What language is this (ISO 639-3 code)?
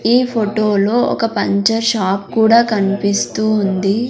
tel